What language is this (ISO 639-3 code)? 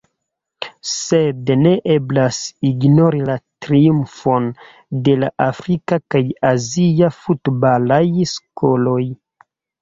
epo